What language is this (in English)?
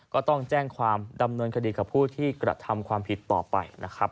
Thai